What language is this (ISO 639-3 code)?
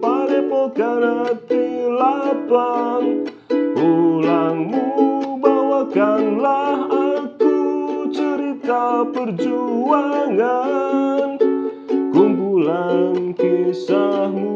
ind